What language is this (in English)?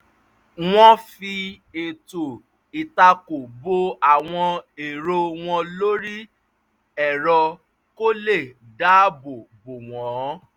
Yoruba